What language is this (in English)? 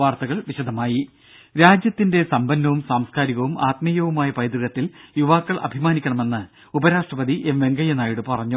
Malayalam